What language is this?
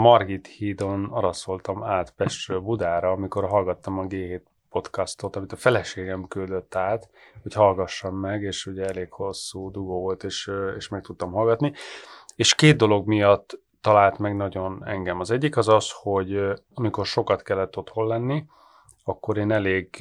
Hungarian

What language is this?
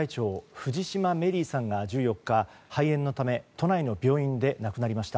Japanese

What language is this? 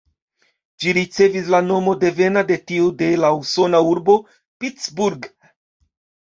Esperanto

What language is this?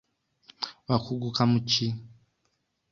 Ganda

